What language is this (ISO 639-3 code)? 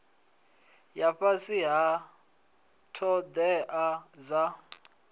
ven